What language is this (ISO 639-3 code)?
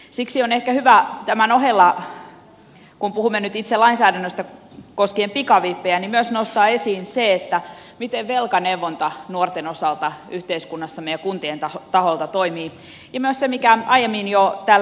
fin